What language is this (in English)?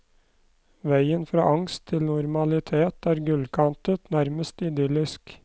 Norwegian